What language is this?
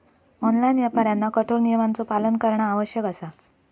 Marathi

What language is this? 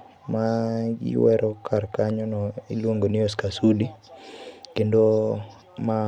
Luo (Kenya and Tanzania)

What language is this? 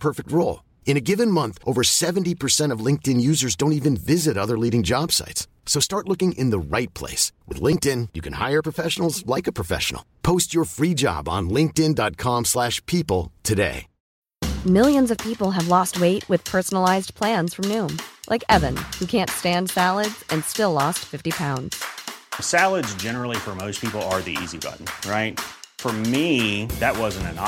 Filipino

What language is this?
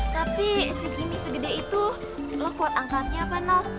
Indonesian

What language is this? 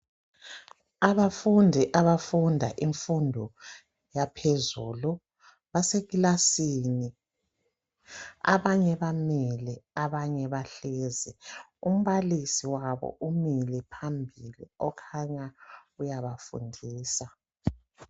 North Ndebele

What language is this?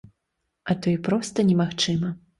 Belarusian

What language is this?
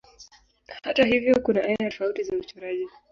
Swahili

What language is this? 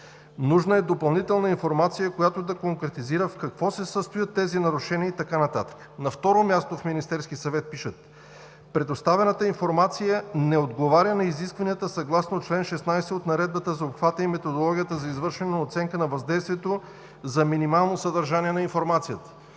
Bulgarian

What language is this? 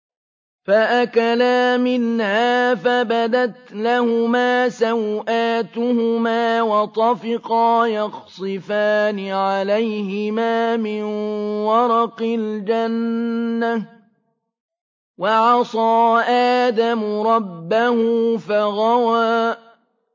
Arabic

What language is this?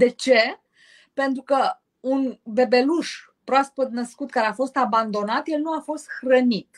Romanian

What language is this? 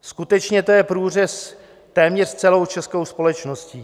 Czech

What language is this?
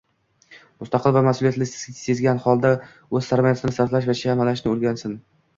Uzbek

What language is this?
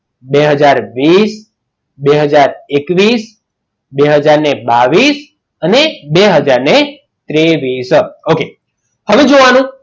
Gujarati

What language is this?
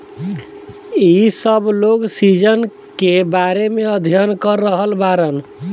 Bhojpuri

